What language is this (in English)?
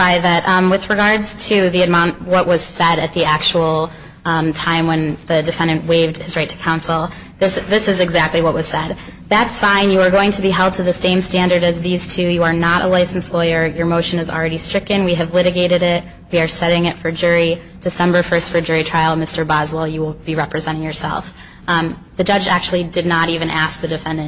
English